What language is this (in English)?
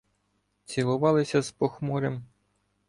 Ukrainian